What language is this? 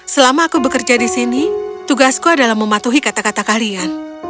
Indonesian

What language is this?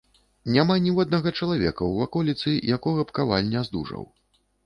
Belarusian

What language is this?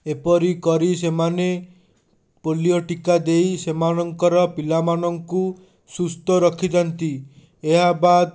Odia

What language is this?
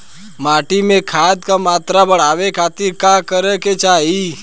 Bhojpuri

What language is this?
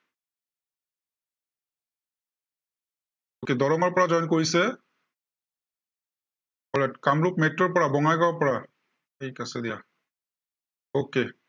Assamese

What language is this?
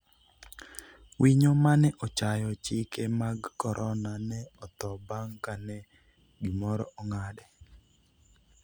Luo (Kenya and Tanzania)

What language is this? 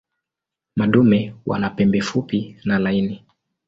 Swahili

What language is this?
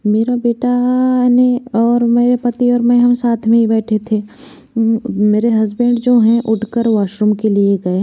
Hindi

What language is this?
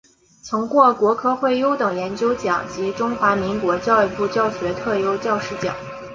Chinese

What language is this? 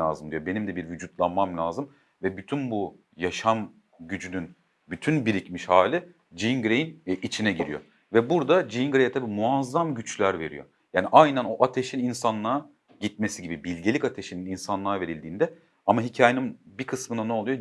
Turkish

